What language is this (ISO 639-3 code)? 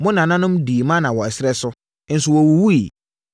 aka